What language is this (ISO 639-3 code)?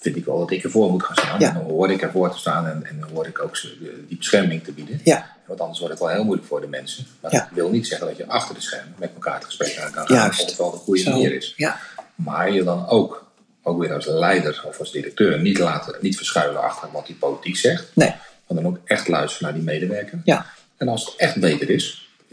nld